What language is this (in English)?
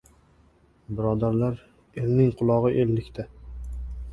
Uzbek